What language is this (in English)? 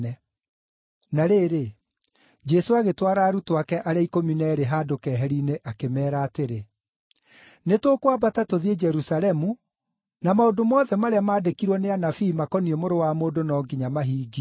Kikuyu